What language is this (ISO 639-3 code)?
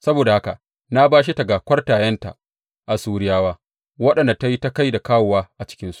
hau